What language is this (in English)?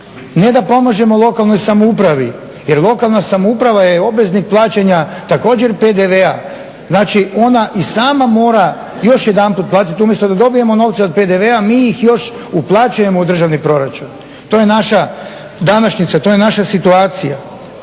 Croatian